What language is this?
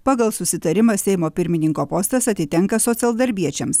Lithuanian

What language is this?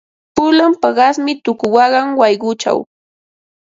Ambo-Pasco Quechua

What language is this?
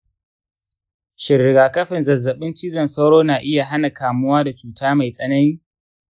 Hausa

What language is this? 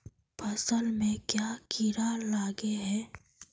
Magahi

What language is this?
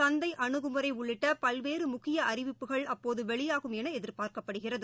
Tamil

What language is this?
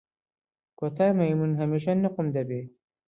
Central Kurdish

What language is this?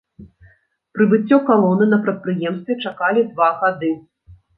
Belarusian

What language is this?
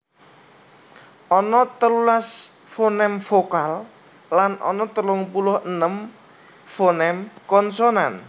Javanese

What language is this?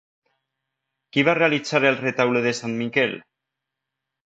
Catalan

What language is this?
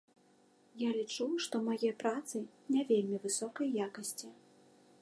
Belarusian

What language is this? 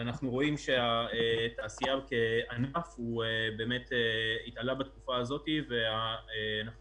Hebrew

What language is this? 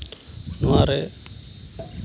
Santali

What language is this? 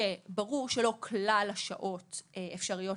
Hebrew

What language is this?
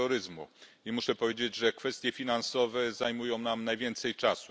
Polish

